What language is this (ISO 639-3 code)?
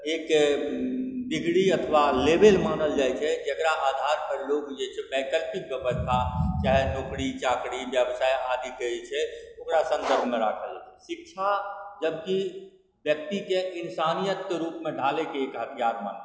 mai